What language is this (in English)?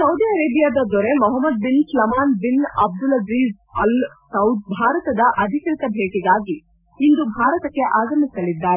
Kannada